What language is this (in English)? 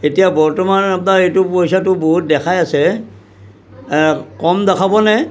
Assamese